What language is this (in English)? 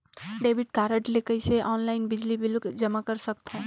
Chhattisgarhi